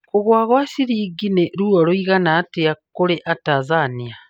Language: Kikuyu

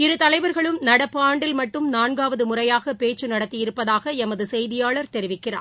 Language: Tamil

